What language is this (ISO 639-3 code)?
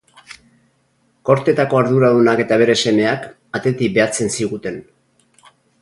eus